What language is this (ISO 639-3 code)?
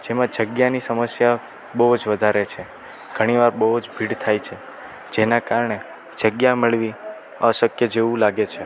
guj